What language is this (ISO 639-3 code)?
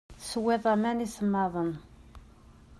kab